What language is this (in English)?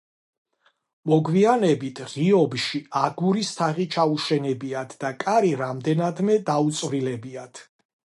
Georgian